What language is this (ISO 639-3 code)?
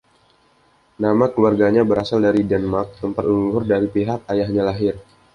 ind